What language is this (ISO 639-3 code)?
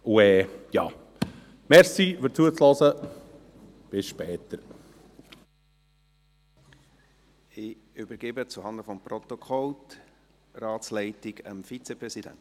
gsw